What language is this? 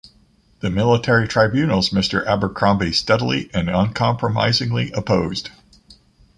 English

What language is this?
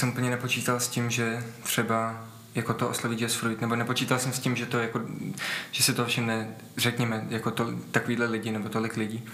Czech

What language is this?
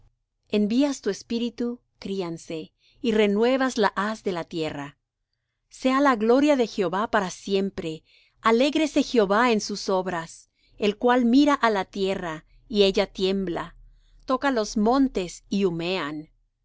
Spanish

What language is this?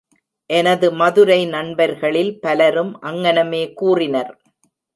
Tamil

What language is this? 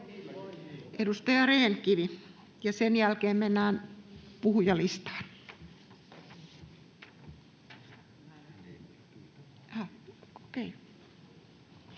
Finnish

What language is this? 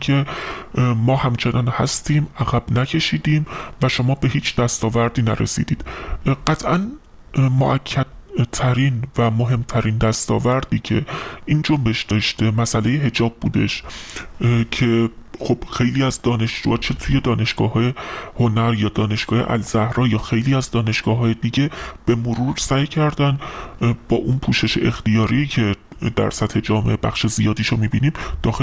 Persian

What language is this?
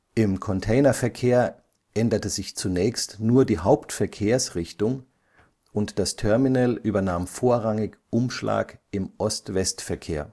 German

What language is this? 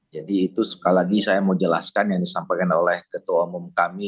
Indonesian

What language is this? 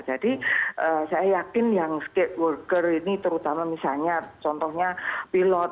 Indonesian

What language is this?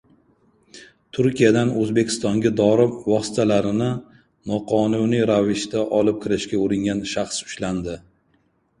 Uzbek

